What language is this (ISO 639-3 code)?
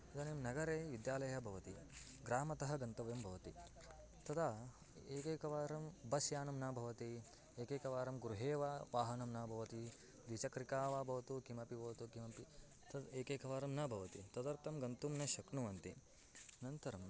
san